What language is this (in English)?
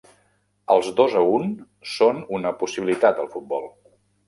Catalan